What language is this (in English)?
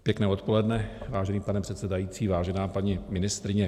Czech